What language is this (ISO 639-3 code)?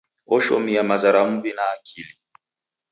dav